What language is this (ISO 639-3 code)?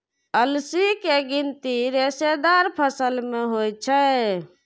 mai